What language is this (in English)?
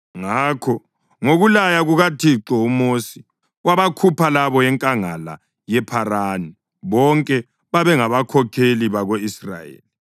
North Ndebele